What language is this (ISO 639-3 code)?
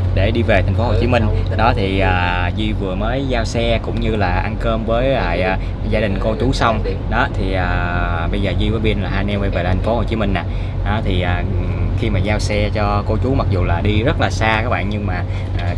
vie